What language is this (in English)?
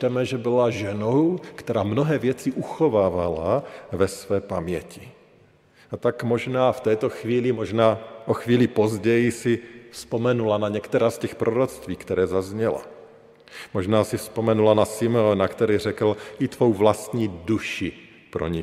Czech